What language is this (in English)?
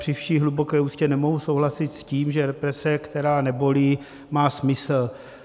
Czech